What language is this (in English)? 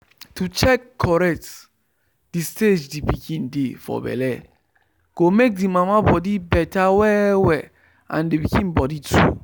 Nigerian Pidgin